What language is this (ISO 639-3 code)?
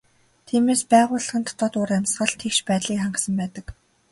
mon